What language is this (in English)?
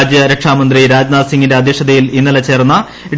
Malayalam